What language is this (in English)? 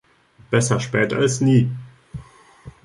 German